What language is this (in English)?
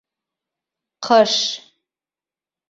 Bashkir